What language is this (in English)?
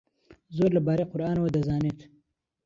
Central Kurdish